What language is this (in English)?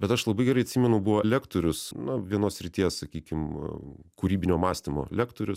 Lithuanian